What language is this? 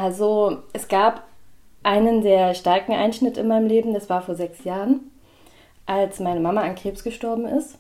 German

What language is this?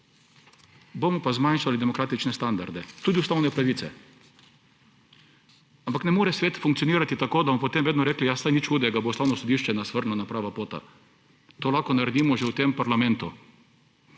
Slovenian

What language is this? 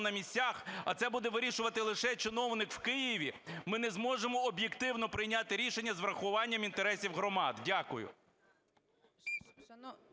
Ukrainian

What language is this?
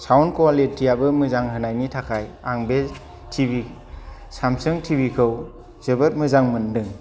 Bodo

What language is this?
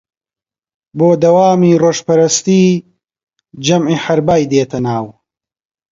Central Kurdish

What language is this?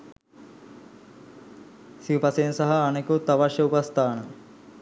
Sinhala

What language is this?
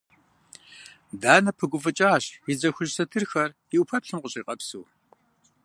Kabardian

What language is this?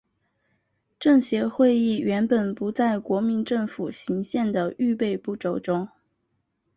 Chinese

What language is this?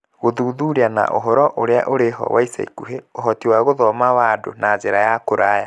Kikuyu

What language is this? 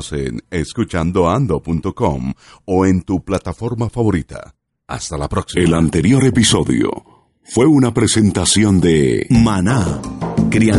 Spanish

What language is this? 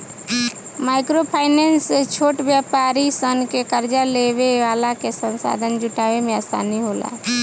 Bhojpuri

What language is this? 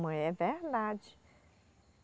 Portuguese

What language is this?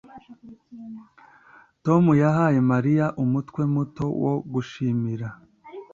Kinyarwanda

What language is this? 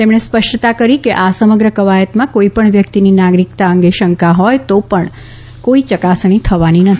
Gujarati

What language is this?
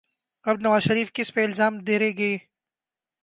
Urdu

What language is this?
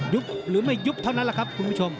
Thai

